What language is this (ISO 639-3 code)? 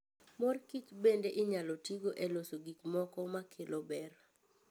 luo